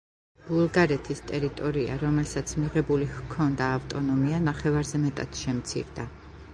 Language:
Georgian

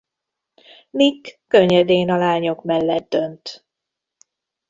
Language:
Hungarian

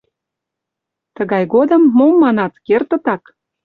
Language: Mari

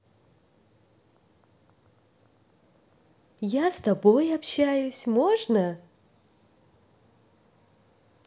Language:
Russian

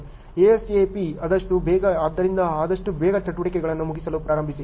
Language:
Kannada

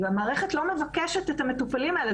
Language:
Hebrew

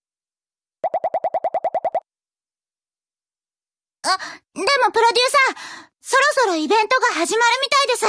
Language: Japanese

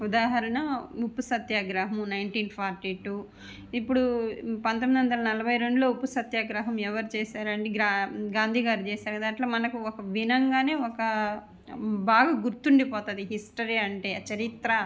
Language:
Telugu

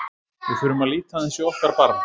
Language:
Icelandic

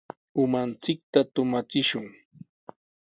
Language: Sihuas Ancash Quechua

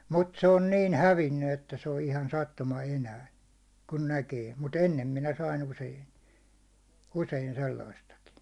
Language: Finnish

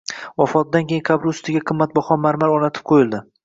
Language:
Uzbek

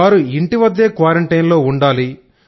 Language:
Telugu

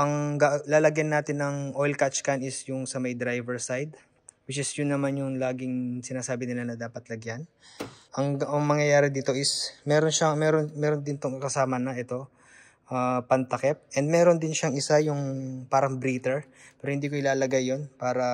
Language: Filipino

